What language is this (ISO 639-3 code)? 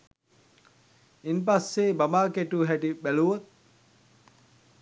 sin